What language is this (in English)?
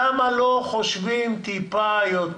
Hebrew